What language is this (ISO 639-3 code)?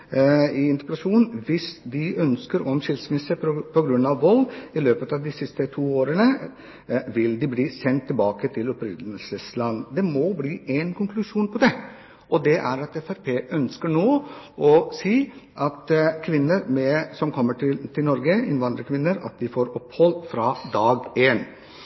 nob